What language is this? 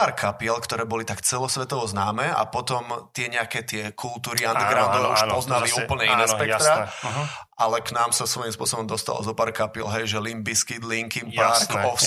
Slovak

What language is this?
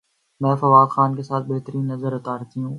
Urdu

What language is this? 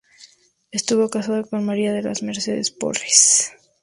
Spanish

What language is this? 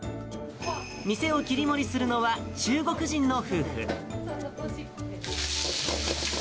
Japanese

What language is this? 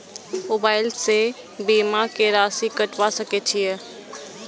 Maithili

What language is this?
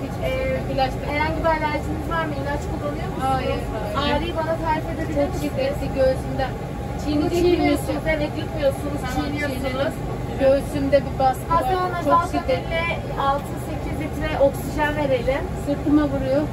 Turkish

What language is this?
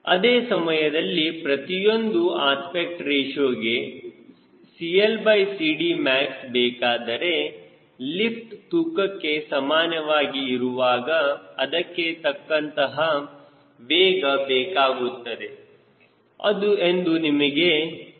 Kannada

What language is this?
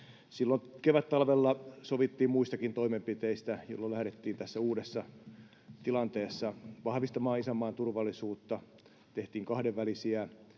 Finnish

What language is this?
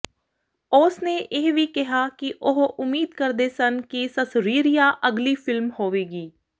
Punjabi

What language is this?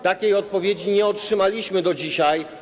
Polish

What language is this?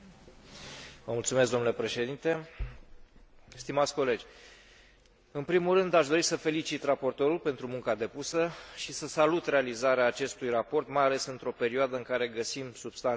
Romanian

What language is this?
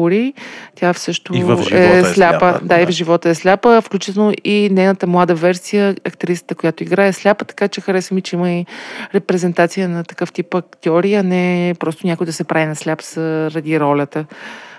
Bulgarian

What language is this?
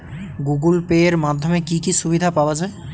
Bangla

